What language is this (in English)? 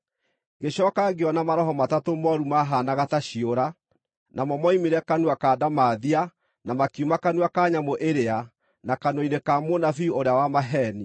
Kikuyu